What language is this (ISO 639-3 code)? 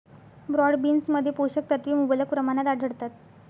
mar